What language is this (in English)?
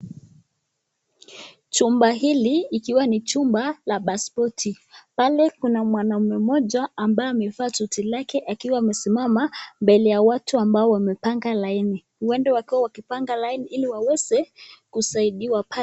Swahili